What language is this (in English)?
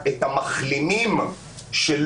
Hebrew